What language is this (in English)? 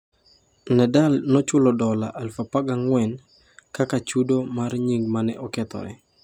Luo (Kenya and Tanzania)